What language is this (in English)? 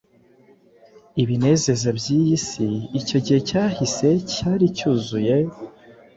Kinyarwanda